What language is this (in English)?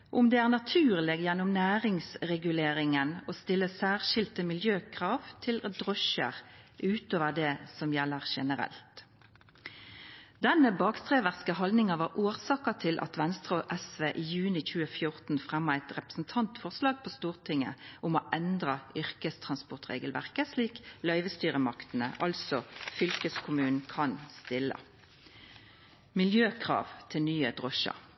Norwegian Nynorsk